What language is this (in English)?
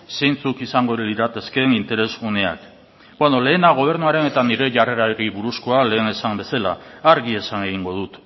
Basque